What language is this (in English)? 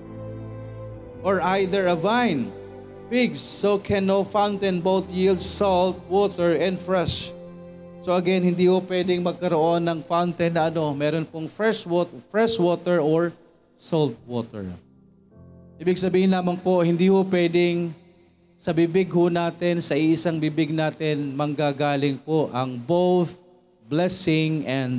Filipino